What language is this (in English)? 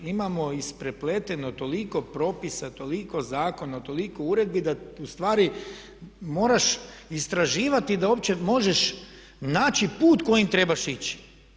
Croatian